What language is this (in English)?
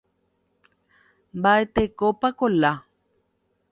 Guarani